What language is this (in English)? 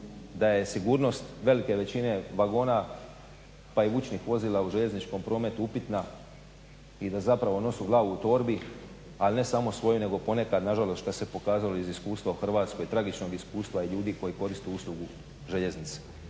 Croatian